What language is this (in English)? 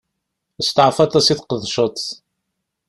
Kabyle